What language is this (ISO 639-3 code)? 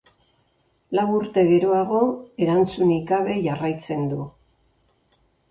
eus